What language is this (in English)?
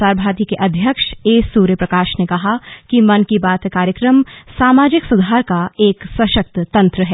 Hindi